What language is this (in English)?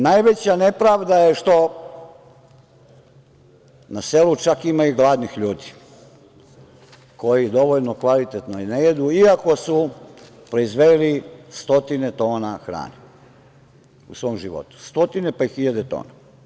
Serbian